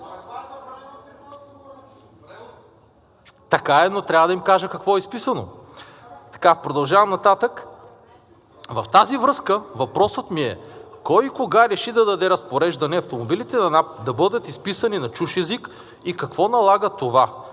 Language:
Bulgarian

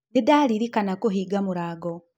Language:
Kikuyu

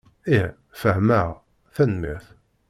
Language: Kabyle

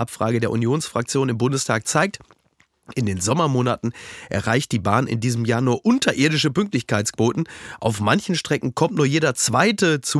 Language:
German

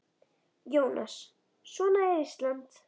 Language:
Icelandic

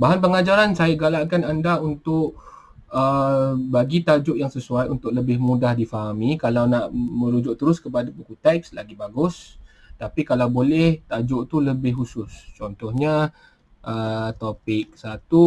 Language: Malay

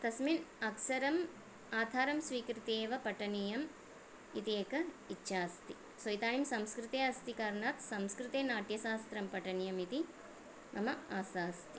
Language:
Sanskrit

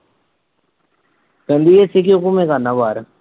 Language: Punjabi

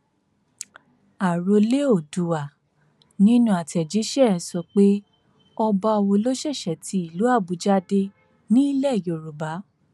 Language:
Yoruba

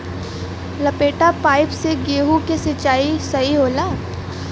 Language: Bhojpuri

